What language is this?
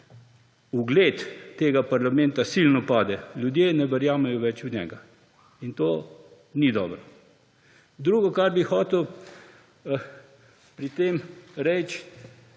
Slovenian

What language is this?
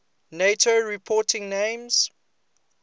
English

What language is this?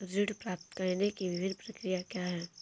Hindi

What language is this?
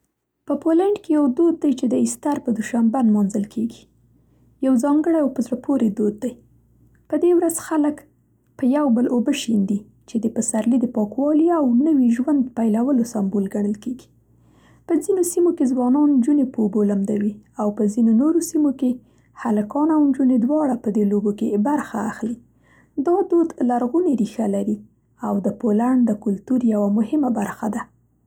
Central Pashto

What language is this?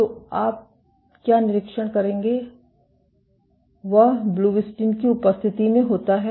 Hindi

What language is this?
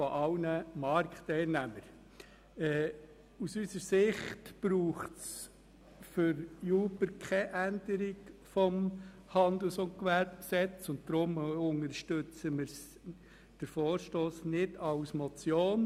Swiss German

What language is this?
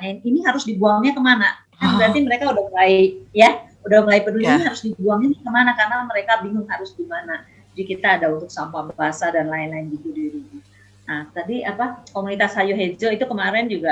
Indonesian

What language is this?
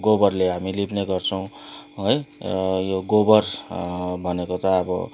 Nepali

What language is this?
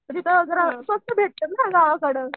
Marathi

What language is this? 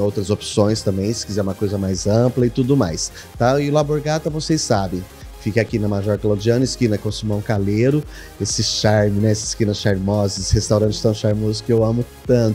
Portuguese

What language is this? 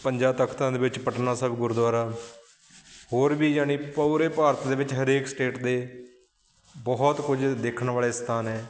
Punjabi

